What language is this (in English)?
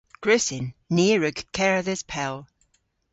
Cornish